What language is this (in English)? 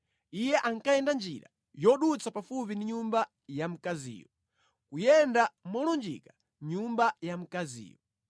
Nyanja